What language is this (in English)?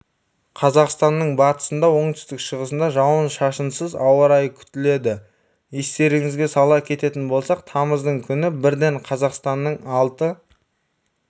Kazakh